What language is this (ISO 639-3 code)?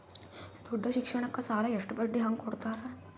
kan